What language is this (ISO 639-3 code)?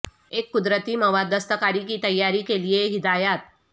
urd